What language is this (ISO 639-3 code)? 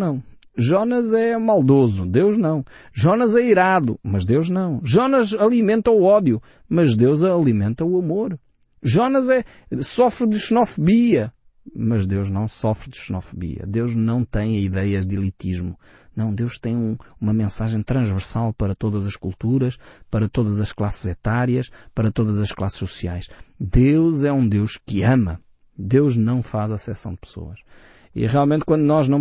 por